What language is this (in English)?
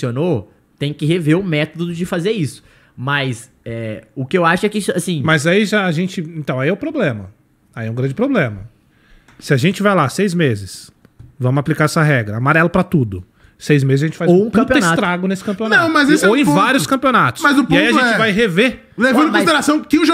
Portuguese